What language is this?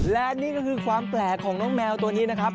Thai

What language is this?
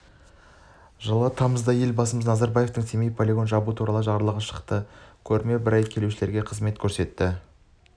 Kazakh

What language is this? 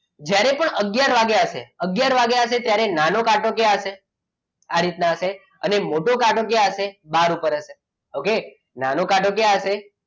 Gujarati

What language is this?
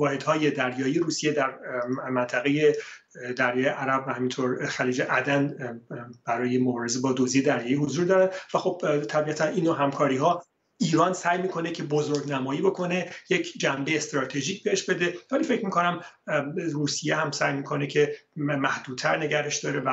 Persian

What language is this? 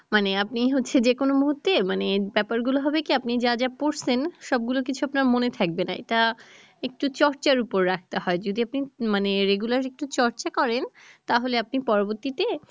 Bangla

